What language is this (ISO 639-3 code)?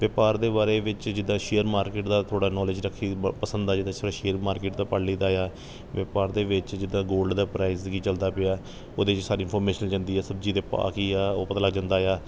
pan